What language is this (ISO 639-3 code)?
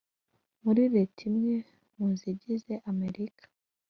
kin